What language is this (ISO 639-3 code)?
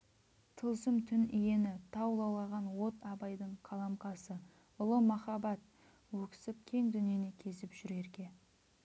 kaz